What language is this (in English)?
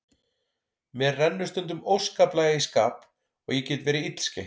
Icelandic